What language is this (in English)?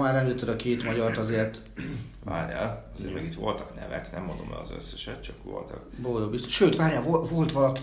Hungarian